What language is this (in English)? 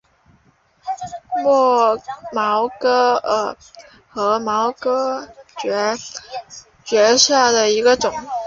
Chinese